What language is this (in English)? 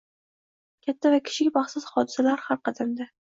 Uzbek